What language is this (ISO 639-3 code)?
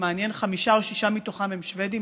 heb